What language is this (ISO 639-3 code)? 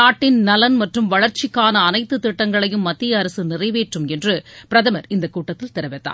tam